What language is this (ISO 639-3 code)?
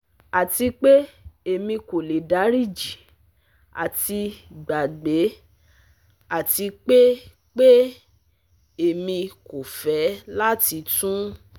yor